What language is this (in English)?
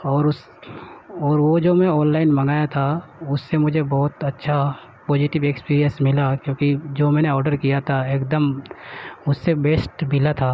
Urdu